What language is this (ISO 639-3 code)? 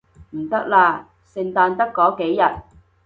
yue